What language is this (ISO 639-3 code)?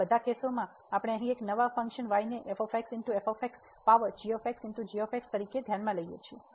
guj